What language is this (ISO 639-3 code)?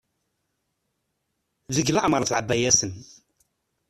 kab